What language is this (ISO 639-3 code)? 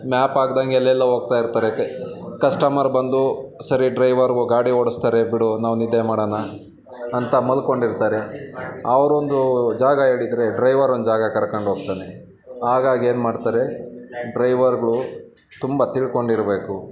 kan